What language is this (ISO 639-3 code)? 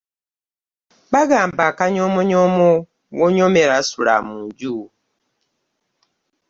lug